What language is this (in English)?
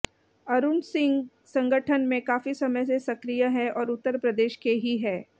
Hindi